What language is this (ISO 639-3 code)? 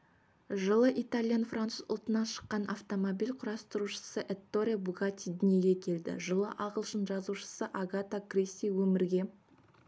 kaz